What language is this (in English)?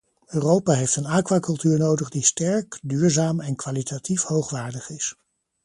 Dutch